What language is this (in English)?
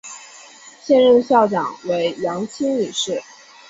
Chinese